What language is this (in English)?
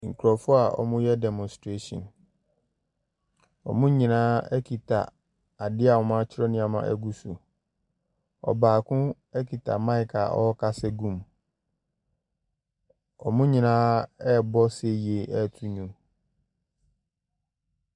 Akan